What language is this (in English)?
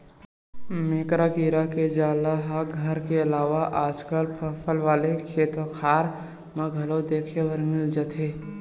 Chhattisgarhi